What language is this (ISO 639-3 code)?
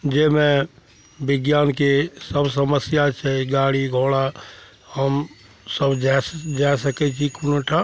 mai